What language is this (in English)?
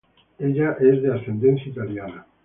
Spanish